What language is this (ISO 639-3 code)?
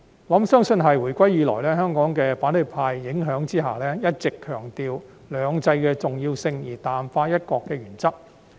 yue